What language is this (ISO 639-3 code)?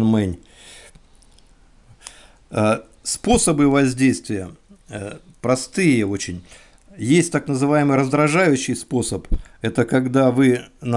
rus